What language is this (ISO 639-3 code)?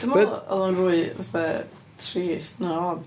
cym